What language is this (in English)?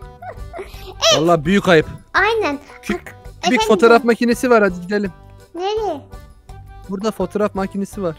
Turkish